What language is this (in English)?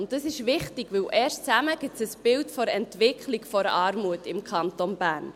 Swiss German